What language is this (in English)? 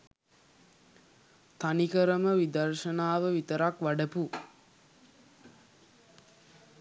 Sinhala